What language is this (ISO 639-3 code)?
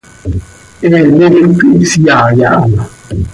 sei